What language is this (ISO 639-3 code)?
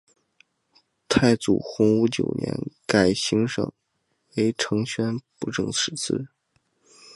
zho